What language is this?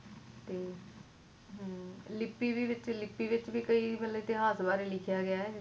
Punjabi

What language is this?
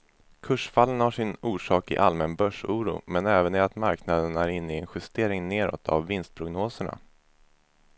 Swedish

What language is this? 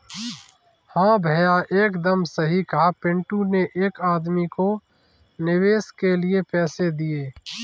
Hindi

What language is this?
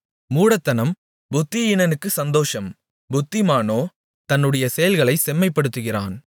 Tamil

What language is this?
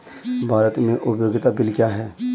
Hindi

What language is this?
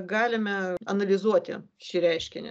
Lithuanian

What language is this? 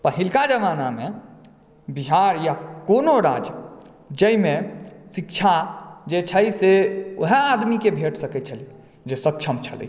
Maithili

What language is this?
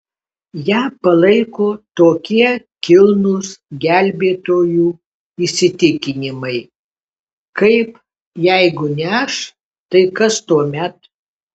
Lithuanian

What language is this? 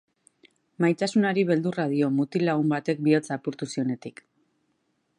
Basque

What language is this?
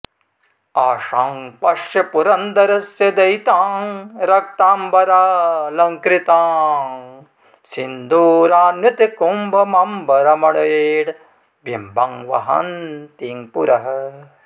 Sanskrit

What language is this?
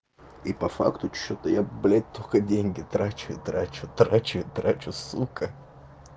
Russian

